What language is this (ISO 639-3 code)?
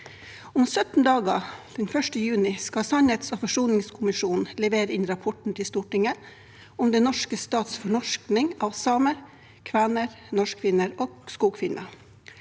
nor